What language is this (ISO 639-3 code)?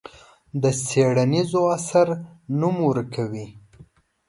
pus